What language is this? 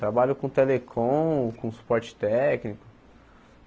Portuguese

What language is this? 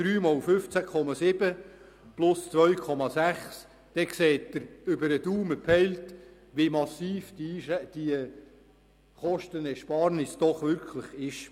Swiss German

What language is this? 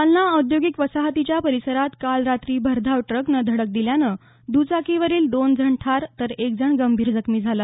Marathi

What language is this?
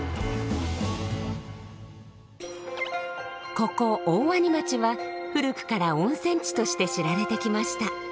Japanese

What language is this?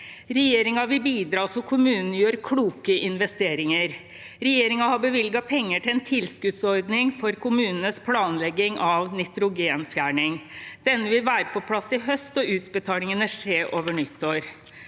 Norwegian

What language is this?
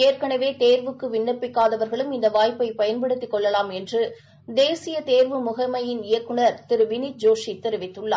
Tamil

